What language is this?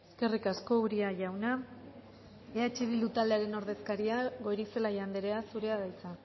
Basque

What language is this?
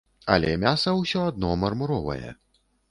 Belarusian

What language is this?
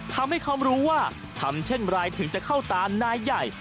Thai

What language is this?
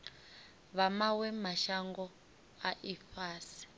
Venda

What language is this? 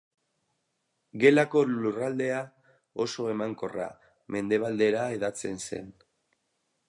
Basque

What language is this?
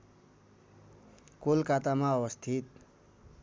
Nepali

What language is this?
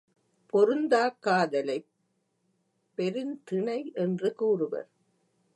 Tamil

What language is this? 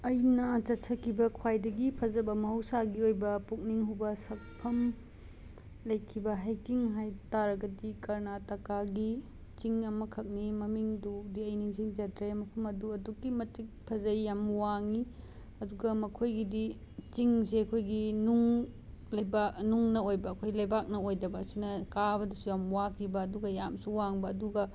Manipuri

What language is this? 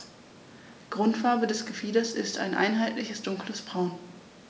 German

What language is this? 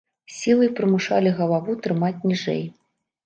Belarusian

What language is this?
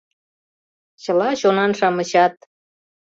Mari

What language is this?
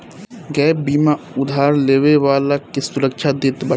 Bhojpuri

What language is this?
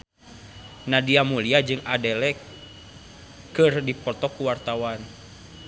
Sundanese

